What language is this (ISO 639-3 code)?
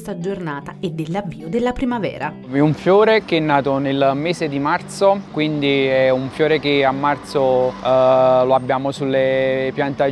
ita